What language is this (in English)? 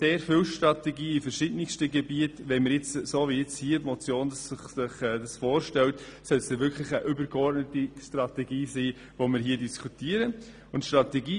Swiss German